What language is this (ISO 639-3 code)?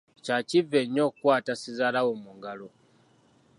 lug